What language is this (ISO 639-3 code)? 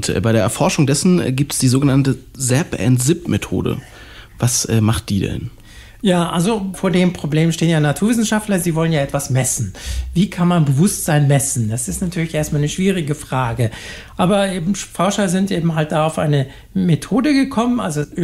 deu